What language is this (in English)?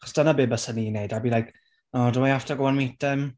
Welsh